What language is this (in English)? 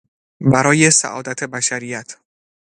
Persian